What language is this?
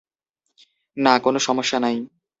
Bangla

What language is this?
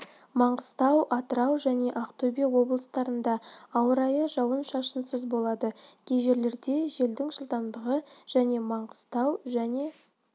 Kazakh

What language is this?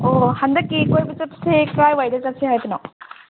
Manipuri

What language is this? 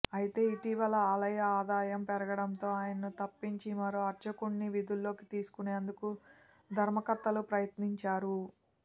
Telugu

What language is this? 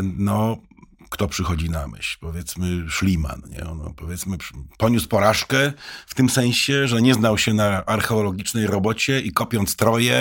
Polish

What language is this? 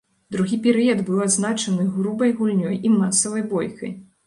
Belarusian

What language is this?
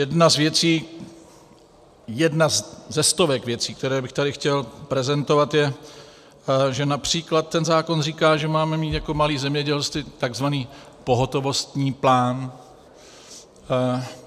Czech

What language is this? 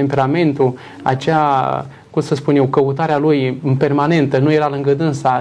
Romanian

